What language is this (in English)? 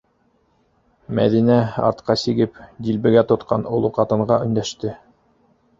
Bashkir